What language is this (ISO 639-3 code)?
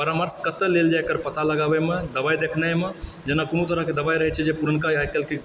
mai